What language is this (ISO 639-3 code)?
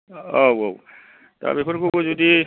brx